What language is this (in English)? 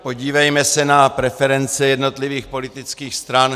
Czech